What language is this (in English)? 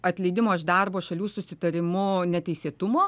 Lithuanian